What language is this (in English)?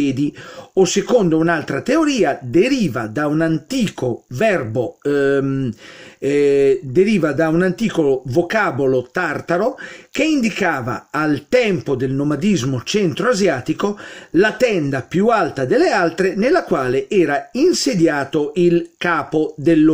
Italian